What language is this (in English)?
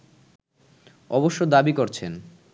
Bangla